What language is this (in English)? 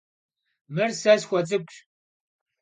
Kabardian